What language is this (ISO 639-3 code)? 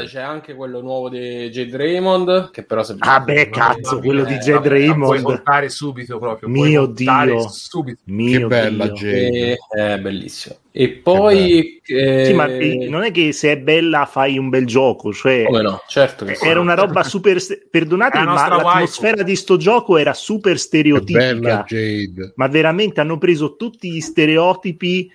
ita